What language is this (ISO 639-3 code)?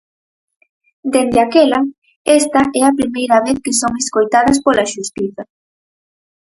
glg